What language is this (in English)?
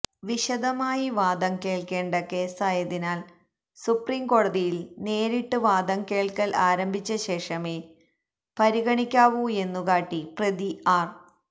Malayalam